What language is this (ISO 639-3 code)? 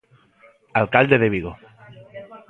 glg